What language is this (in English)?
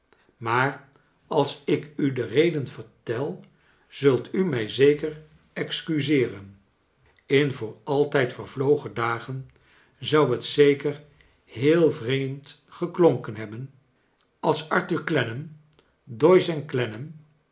Dutch